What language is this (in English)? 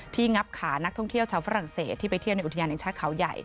Thai